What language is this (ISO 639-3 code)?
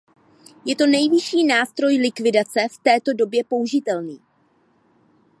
ces